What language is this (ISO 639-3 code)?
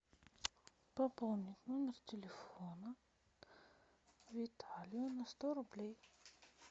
rus